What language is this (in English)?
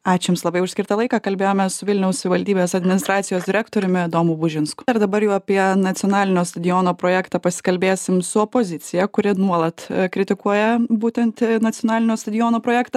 Lithuanian